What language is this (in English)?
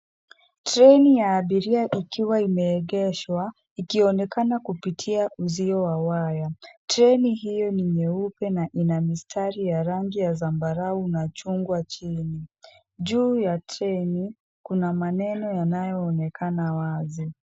Swahili